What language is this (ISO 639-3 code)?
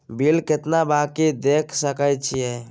mai